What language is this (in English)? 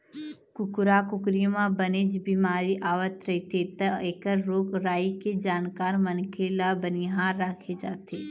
Chhattisgarhi